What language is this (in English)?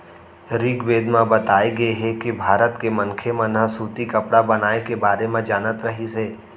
Chhattisgarhi